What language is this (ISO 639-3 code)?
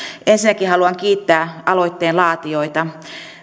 fin